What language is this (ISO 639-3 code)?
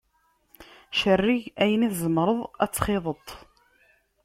kab